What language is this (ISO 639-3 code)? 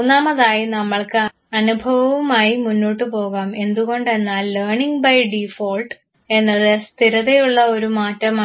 mal